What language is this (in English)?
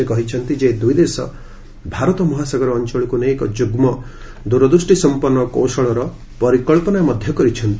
Odia